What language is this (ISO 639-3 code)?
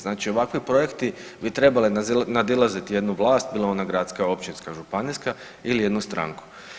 hrv